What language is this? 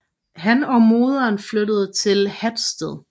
Danish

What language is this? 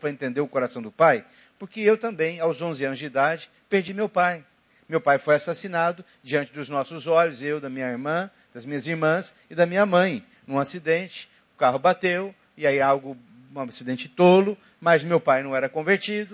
Portuguese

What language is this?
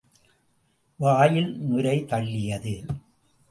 Tamil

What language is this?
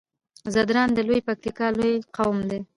Pashto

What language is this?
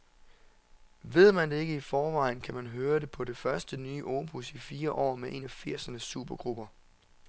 Danish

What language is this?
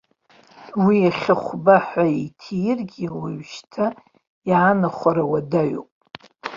Abkhazian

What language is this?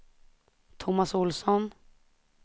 Swedish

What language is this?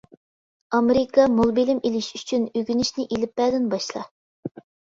Uyghur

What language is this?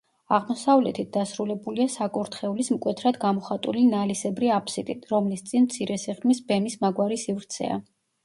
Georgian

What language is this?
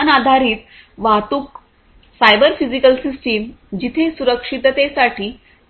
Marathi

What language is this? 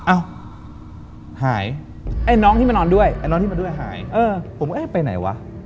Thai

